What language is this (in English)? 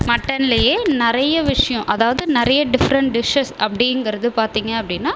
Tamil